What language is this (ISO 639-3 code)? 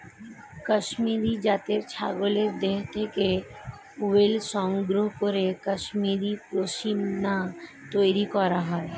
ben